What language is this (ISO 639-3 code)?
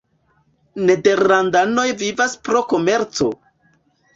epo